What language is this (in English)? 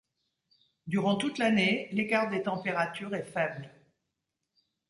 French